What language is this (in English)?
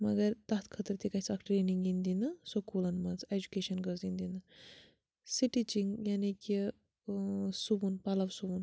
Kashmiri